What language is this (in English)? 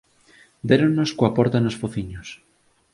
Galician